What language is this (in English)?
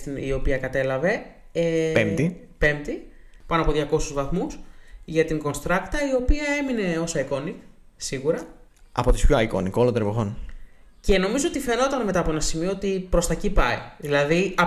Greek